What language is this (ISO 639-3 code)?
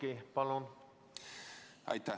est